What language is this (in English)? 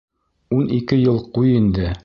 Bashkir